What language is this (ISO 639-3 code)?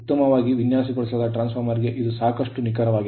kan